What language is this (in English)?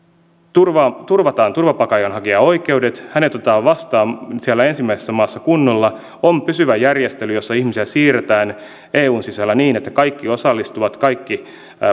Finnish